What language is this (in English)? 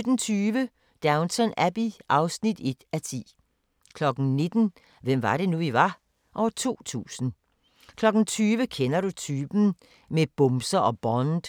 Danish